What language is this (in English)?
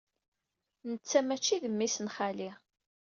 Kabyle